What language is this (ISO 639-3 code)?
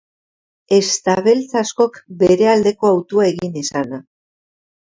eus